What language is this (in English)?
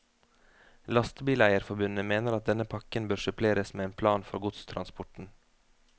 Norwegian